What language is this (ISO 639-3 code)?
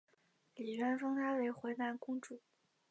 zho